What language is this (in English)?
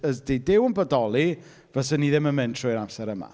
Welsh